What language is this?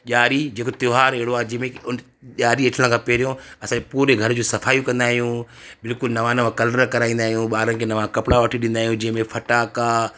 Sindhi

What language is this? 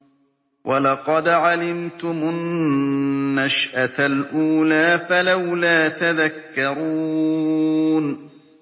Arabic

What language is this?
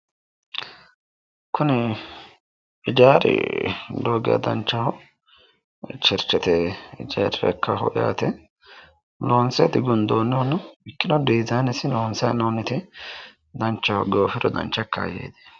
Sidamo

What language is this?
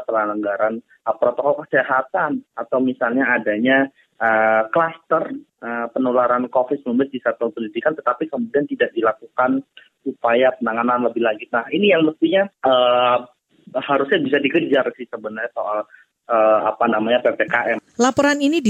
Indonesian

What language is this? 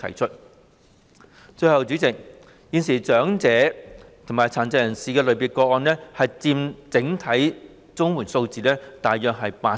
Cantonese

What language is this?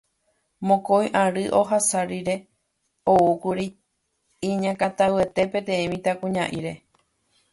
Guarani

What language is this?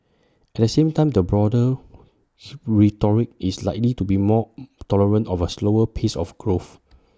English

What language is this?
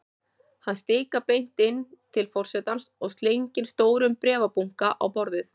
Icelandic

